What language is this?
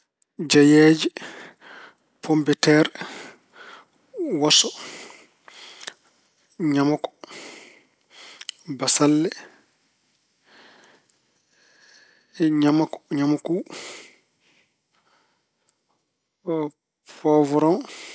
Fula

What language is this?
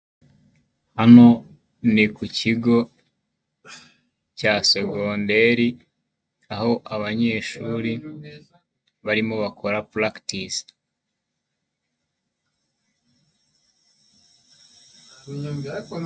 Kinyarwanda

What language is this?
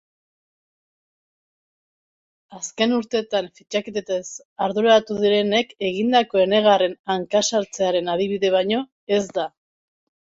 Basque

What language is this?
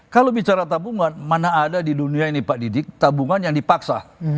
Indonesian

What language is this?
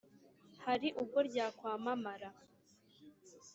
Kinyarwanda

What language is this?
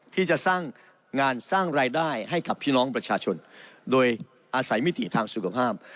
Thai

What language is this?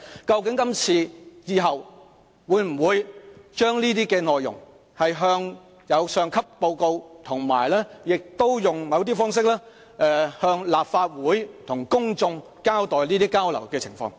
Cantonese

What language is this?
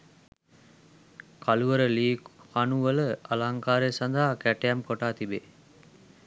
Sinhala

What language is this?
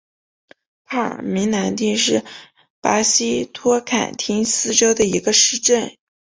Chinese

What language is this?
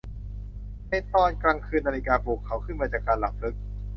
Thai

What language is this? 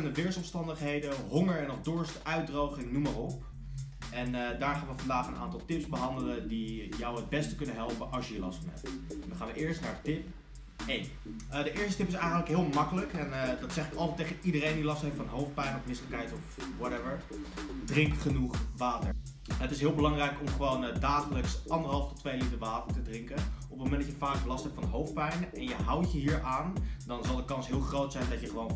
Dutch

